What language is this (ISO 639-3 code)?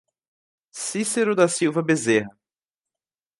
por